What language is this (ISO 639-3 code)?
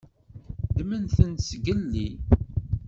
kab